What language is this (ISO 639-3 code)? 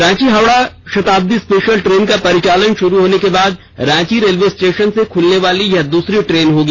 hin